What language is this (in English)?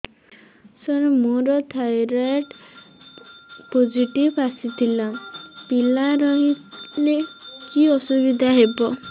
Odia